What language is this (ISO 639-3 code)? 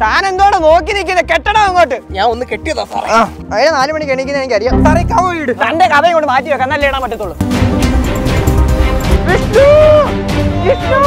mal